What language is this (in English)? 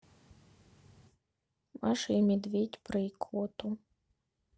Russian